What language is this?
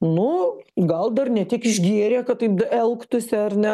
Lithuanian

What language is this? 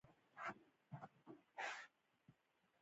Pashto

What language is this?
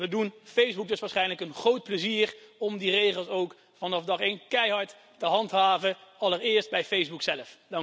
Dutch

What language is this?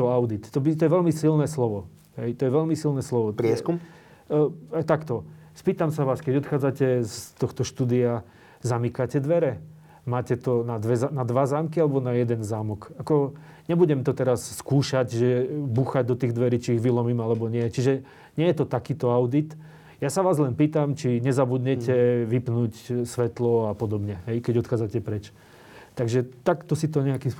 Slovak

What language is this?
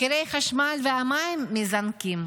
Hebrew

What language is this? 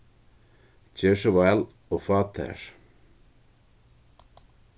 Faroese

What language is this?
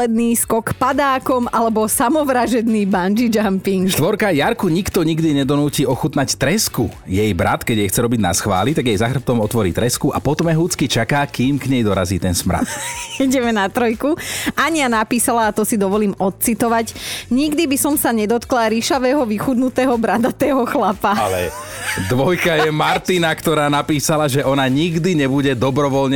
Slovak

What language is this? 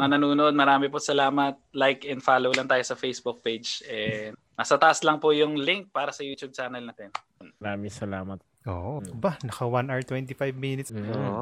Filipino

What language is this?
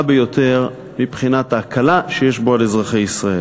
Hebrew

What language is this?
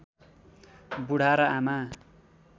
Nepali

